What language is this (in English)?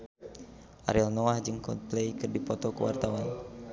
Sundanese